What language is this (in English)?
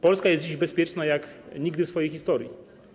Polish